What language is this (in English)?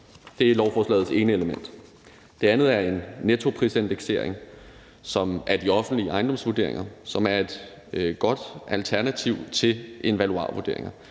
Danish